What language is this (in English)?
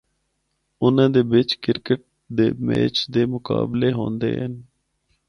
Northern Hindko